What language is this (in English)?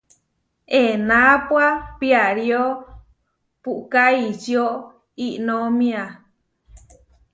Huarijio